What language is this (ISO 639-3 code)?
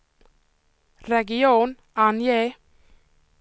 swe